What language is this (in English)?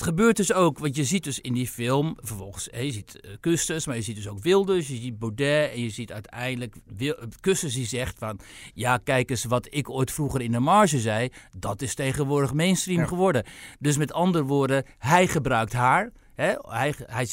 Dutch